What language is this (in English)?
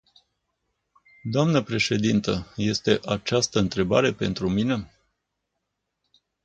Romanian